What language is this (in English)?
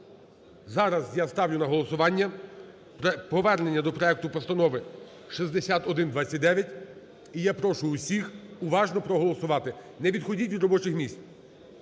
Ukrainian